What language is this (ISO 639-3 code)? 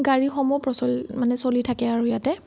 asm